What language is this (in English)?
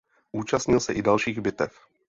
Czech